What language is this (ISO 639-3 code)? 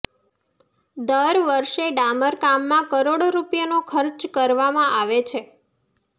guj